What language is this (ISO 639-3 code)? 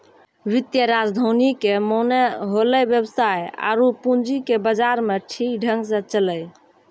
mai